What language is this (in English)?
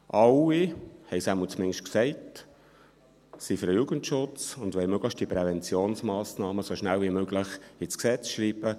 Swiss German